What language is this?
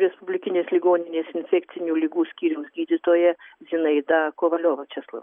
Lithuanian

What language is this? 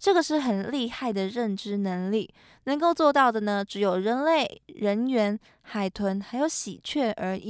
Chinese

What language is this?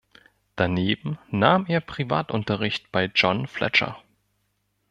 German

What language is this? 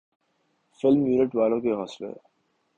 Urdu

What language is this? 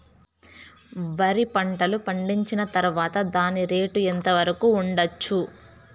Telugu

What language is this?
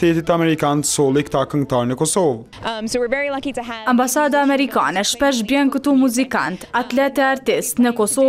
Romanian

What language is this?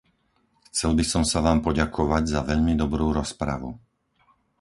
Slovak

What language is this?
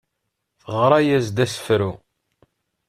Kabyle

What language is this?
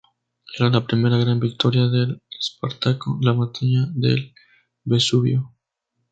Spanish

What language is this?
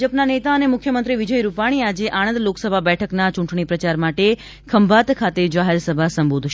Gujarati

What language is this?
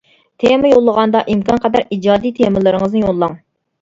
Uyghur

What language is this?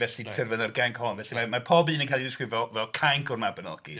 Welsh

